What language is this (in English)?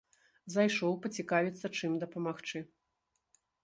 Belarusian